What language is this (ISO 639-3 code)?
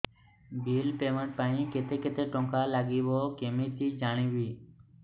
ori